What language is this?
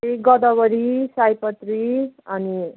Nepali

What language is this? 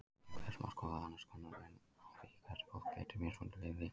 Icelandic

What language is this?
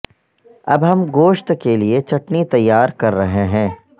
Urdu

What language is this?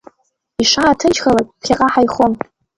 Abkhazian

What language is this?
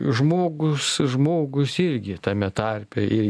Lithuanian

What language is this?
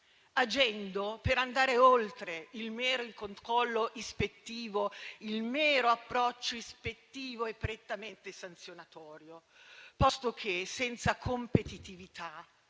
Italian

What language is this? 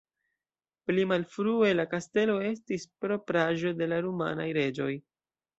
Esperanto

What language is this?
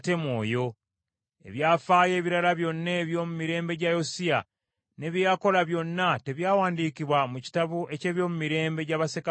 Ganda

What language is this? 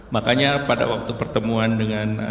Indonesian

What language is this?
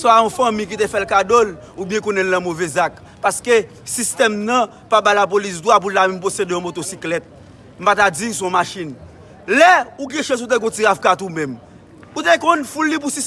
French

